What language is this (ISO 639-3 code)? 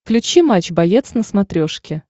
rus